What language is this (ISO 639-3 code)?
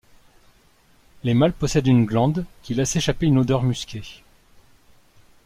fra